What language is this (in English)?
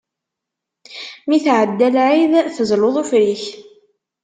Kabyle